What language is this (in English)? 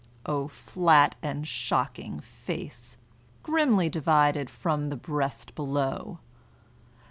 English